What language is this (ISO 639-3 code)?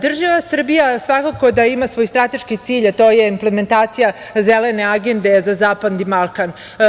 srp